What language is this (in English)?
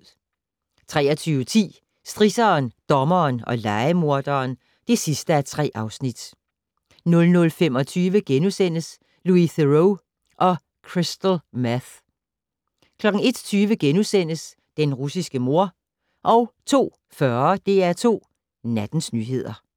Danish